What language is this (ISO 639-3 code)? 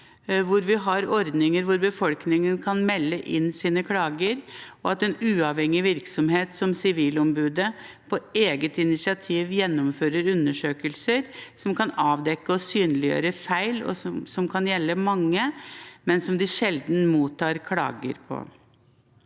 nor